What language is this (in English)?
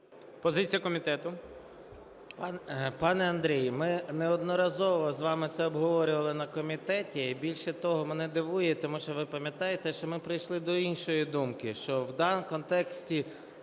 Ukrainian